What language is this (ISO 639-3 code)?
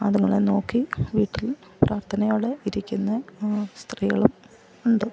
mal